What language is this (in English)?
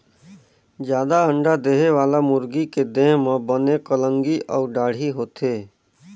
Chhattisgarhi